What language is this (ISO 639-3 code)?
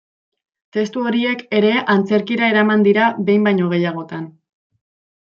eus